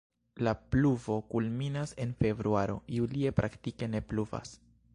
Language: Esperanto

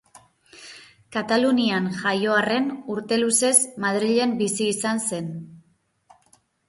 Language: Basque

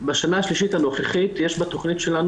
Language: Hebrew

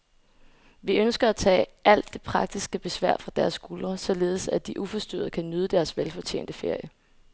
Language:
Danish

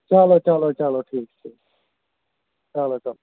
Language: Kashmiri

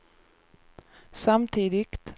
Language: Swedish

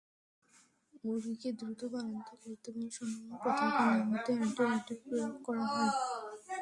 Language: Bangla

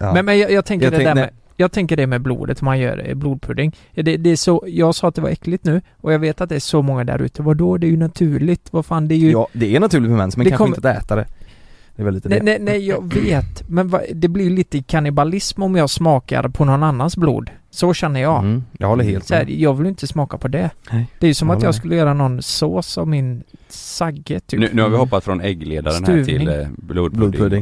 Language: Swedish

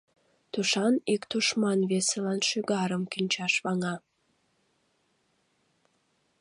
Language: Mari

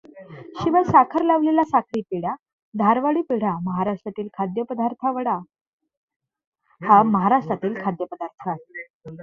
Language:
Marathi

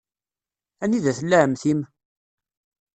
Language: Kabyle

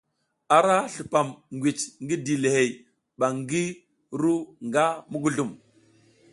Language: South Giziga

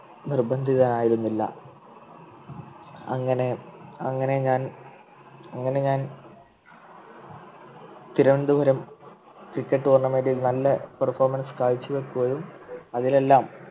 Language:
Malayalam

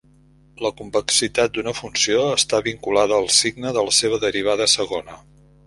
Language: Catalan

